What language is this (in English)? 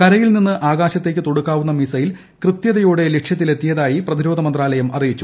Malayalam